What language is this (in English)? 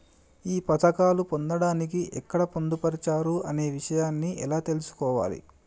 Telugu